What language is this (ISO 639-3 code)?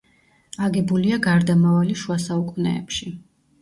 kat